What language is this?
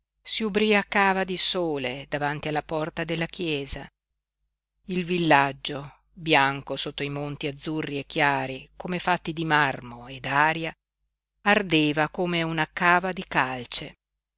Italian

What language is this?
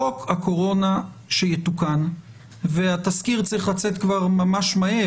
Hebrew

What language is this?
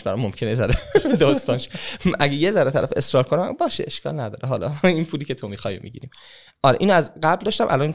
Persian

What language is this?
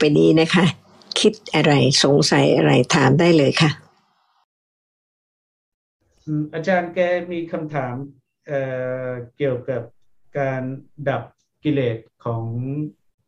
Thai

